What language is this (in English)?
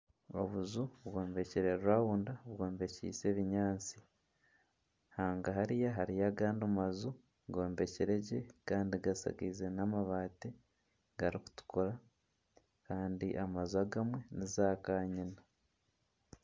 Nyankole